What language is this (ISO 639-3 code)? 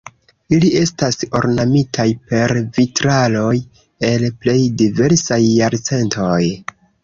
epo